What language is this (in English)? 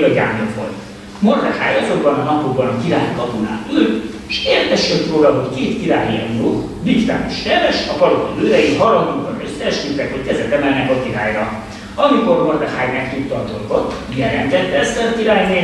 Hungarian